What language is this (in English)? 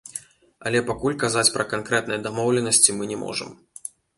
Belarusian